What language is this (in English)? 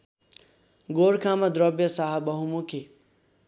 Nepali